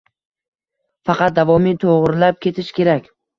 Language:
Uzbek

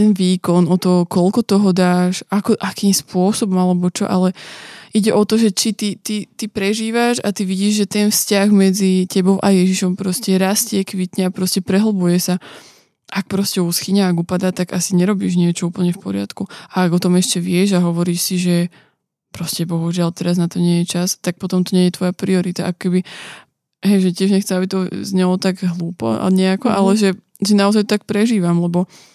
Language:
Slovak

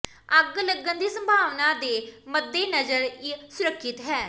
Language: Punjabi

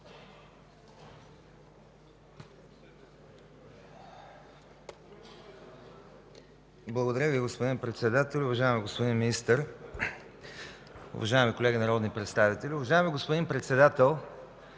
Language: Bulgarian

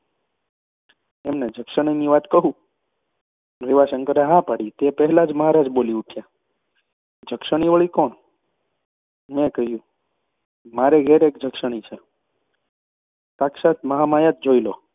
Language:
Gujarati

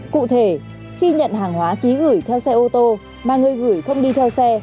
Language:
Vietnamese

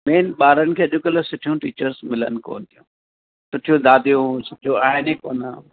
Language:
Sindhi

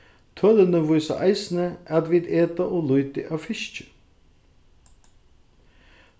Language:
Faroese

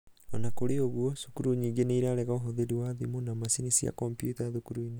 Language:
Kikuyu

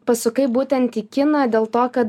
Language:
Lithuanian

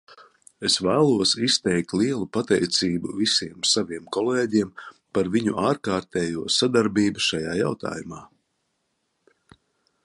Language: Latvian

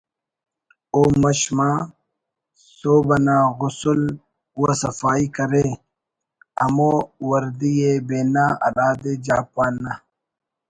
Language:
Brahui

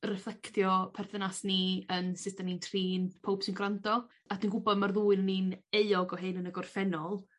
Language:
Welsh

